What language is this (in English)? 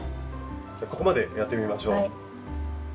Japanese